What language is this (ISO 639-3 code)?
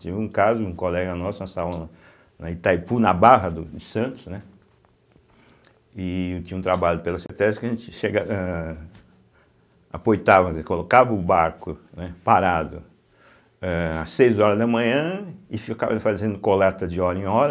por